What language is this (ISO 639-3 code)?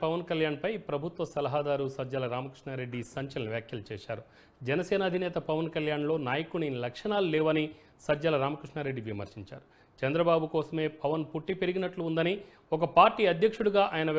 tel